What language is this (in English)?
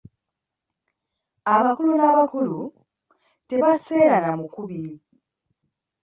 Ganda